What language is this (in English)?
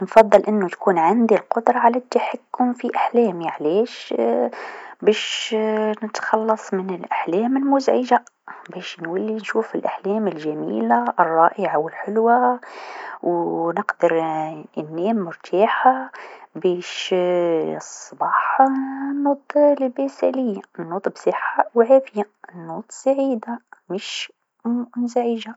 Tunisian Arabic